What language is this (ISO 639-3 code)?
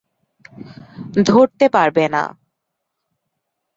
ben